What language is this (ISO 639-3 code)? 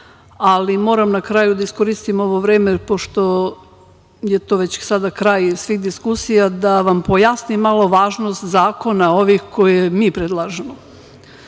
srp